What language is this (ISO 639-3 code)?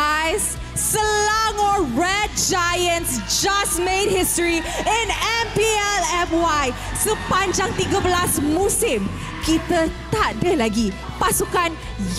msa